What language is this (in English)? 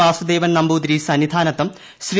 Malayalam